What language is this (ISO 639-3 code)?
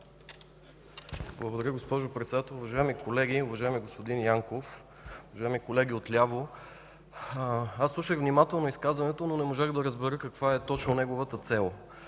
bul